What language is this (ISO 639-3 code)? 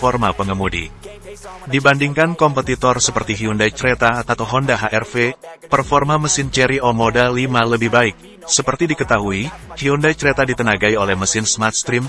ind